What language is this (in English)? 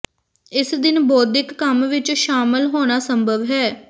Punjabi